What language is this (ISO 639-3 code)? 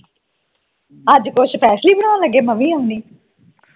pan